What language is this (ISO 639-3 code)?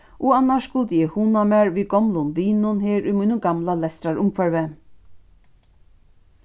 fao